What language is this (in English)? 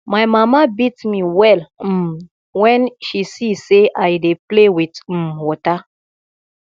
Nigerian Pidgin